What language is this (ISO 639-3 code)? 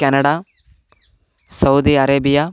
tel